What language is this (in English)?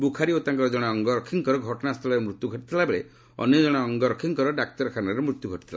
Odia